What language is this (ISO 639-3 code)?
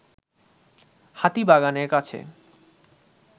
ben